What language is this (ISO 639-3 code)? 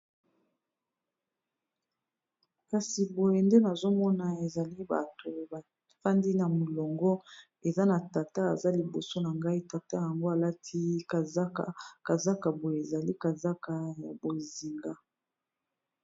lin